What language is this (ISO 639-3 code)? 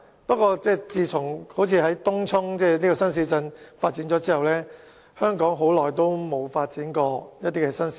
yue